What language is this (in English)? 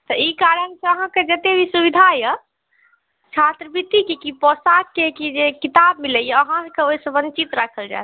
Maithili